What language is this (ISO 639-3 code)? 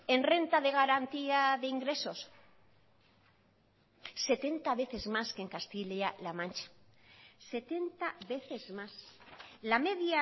spa